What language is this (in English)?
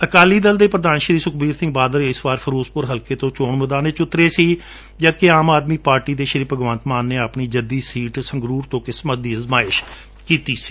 Punjabi